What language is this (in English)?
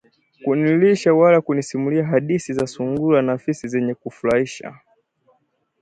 Swahili